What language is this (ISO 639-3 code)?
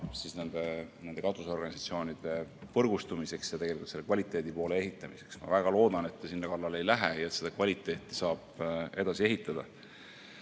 est